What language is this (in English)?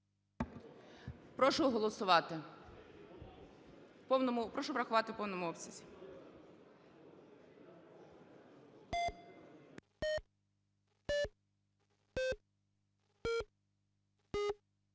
Ukrainian